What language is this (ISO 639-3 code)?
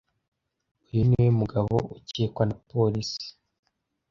kin